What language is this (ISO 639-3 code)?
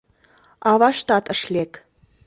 chm